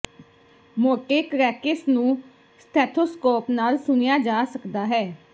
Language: Punjabi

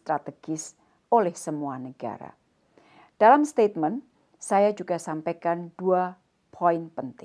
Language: Indonesian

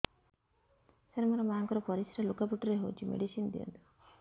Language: Odia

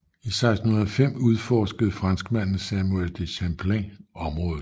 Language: Danish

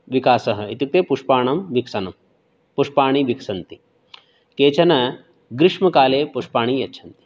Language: Sanskrit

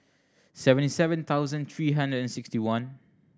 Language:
English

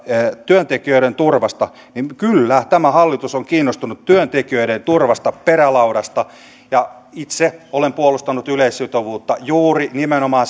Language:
Finnish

